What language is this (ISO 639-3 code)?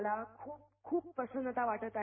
mar